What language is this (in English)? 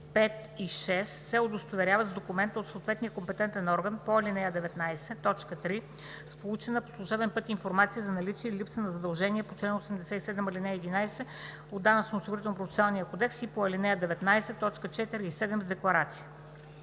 Bulgarian